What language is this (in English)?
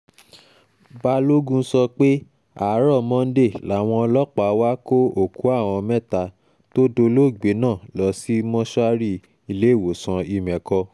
Yoruba